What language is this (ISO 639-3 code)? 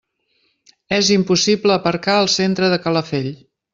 cat